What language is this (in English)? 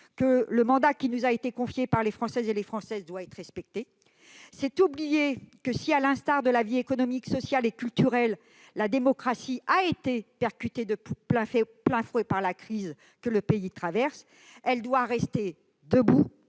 French